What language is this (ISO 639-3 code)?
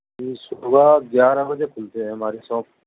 urd